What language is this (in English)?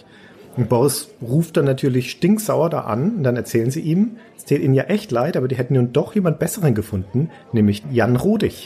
German